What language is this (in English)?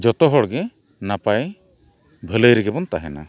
Santali